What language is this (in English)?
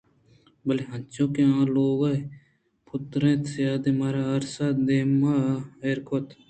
Eastern Balochi